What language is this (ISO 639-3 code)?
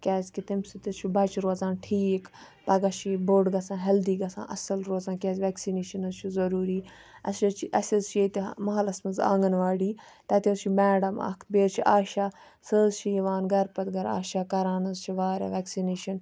kas